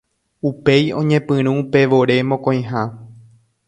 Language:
Guarani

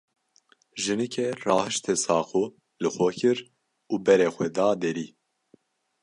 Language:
Kurdish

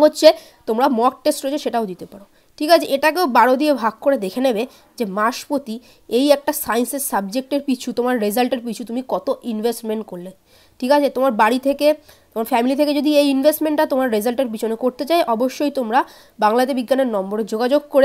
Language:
Hindi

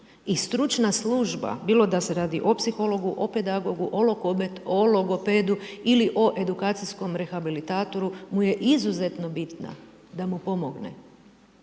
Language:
Croatian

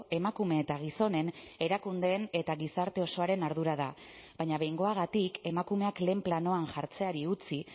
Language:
Basque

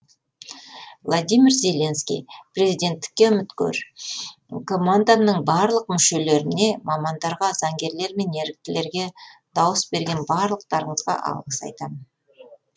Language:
Kazakh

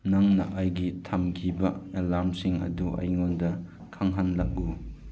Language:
Manipuri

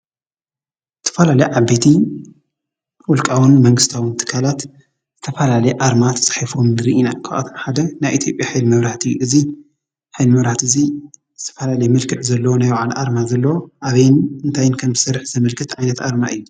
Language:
Tigrinya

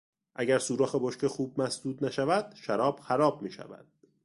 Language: Persian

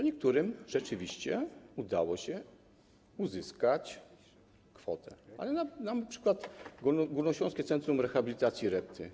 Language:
Polish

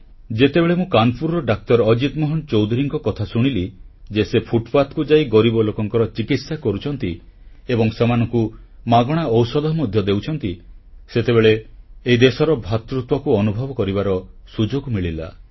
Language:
Odia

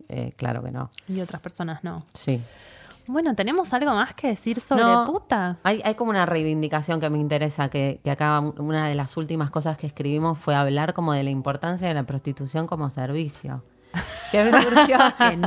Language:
Spanish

